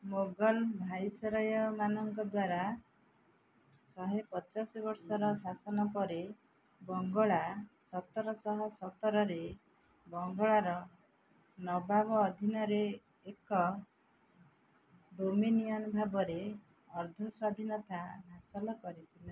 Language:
Odia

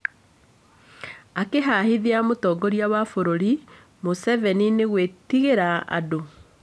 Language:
Kikuyu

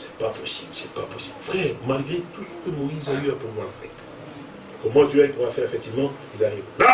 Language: French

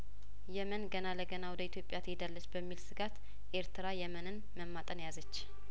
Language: Amharic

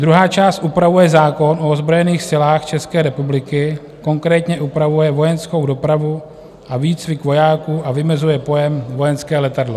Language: Czech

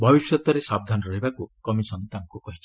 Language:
Odia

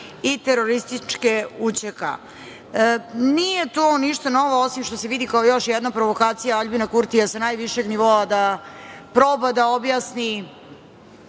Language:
Serbian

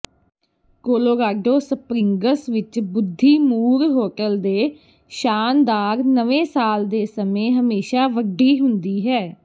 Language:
Punjabi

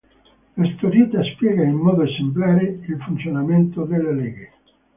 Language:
Italian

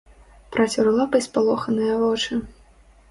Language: Belarusian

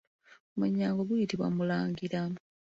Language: Ganda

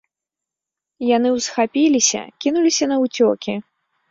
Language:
Belarusian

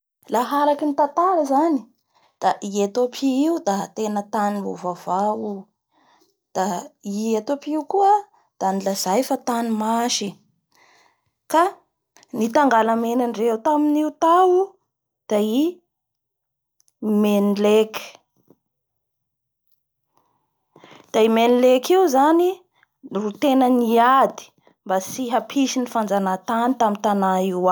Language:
Bara Malagasy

